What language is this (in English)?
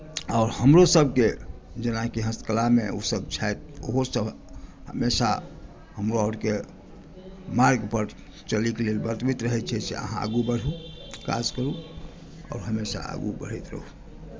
Maithili